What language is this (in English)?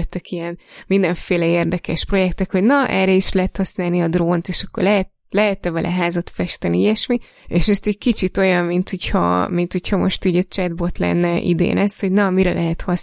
Hungarian